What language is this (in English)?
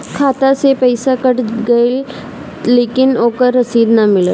Bhojpuri